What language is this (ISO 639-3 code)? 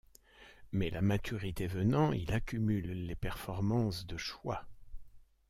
fra